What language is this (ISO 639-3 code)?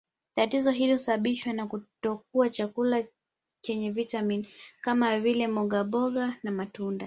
swa